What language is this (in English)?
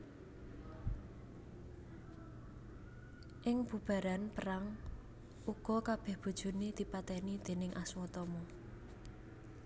Javanese